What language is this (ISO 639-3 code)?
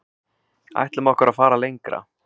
isl